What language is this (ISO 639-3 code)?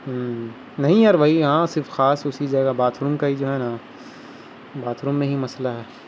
urd